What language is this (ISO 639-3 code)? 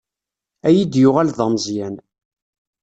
kab